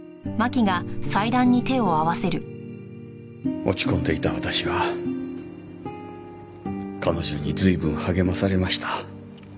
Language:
Japanese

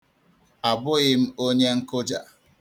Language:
Igbo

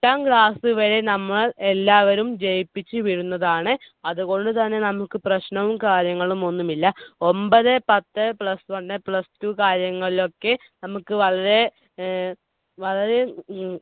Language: Malayalam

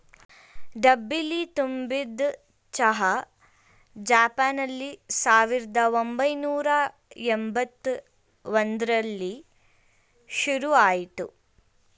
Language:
Kannada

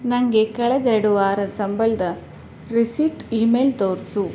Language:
Kannada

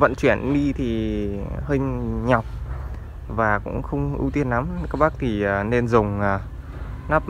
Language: Vietnamese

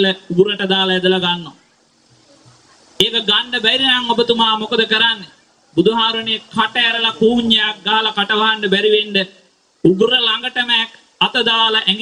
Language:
Thai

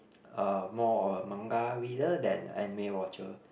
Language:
English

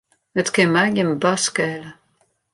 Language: Western Frisian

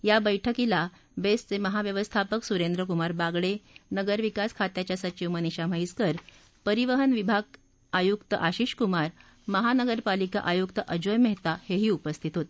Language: Marathi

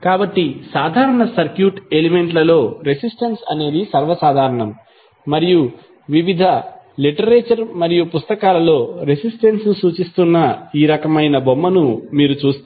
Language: Telugu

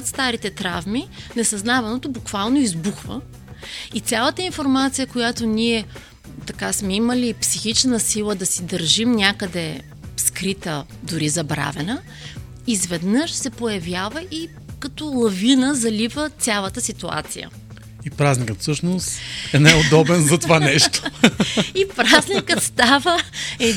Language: Bulgarian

